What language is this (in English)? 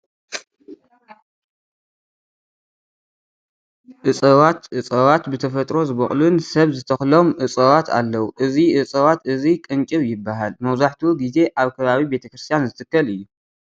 Tigrinya